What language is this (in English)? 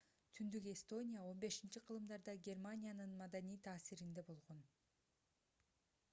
Kyrgyz